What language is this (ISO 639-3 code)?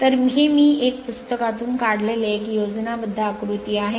mar